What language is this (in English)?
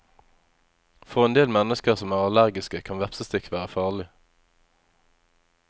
Norwegian